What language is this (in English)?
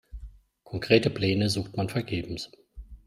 German